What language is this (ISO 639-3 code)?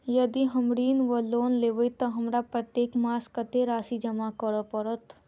mai